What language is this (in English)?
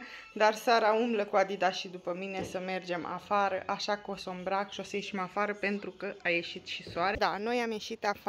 Romanian